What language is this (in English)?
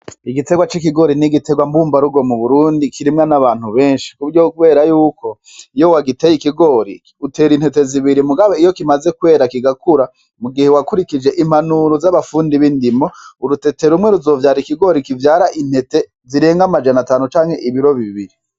Rundi